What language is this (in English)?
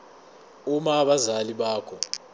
Zulu